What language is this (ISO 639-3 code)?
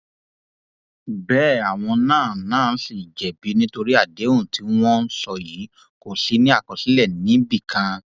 yor